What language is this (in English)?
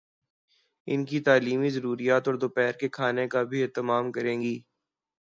Urdu